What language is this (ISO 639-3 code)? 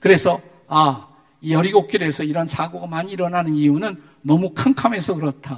kor